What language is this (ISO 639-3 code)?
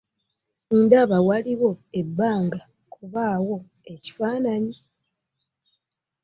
lug